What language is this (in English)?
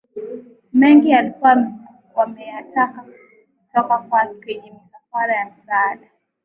Swahili